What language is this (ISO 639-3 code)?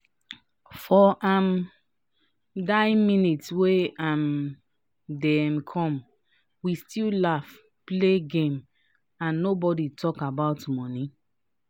pcm